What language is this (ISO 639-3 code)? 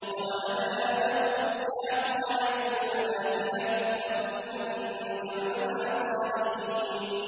ara